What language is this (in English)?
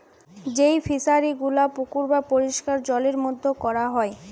Bangla